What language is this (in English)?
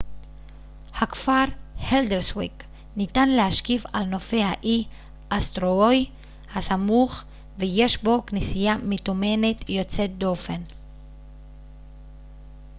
Hebrew